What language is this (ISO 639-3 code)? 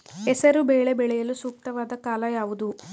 kan